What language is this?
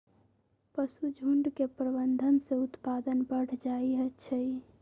Magahi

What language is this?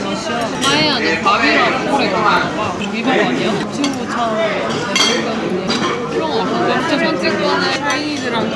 Korean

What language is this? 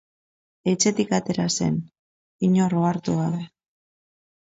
Basque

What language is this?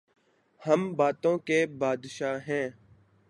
Urdu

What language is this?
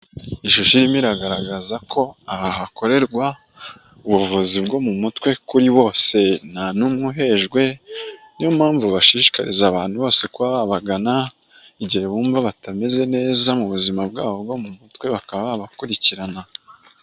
Kinyarwanda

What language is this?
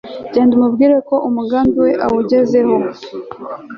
Kinyarwanda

